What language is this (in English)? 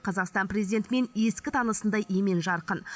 Kazakh